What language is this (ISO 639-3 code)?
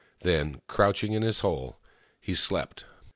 eng